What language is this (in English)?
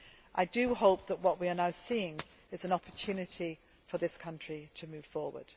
English